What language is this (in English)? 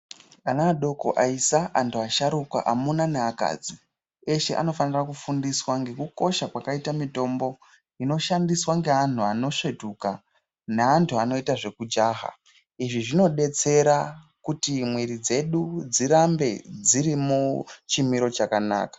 Ndau